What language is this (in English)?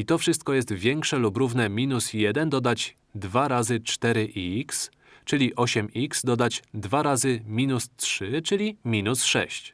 Polish